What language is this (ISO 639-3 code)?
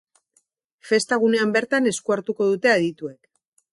eus